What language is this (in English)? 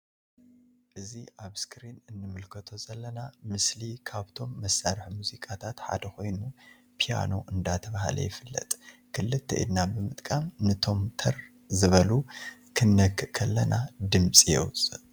Tigrinya